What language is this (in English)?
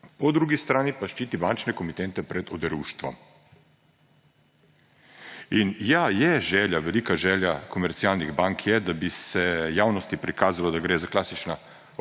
Slovenian